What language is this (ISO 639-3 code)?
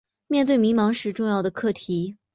zho